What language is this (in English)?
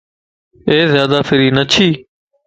Lasi